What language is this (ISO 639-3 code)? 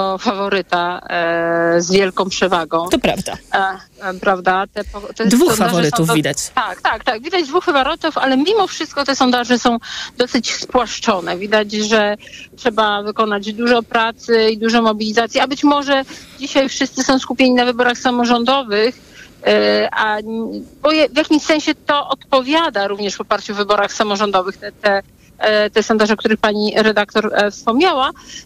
pol